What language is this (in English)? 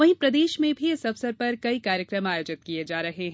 Hindi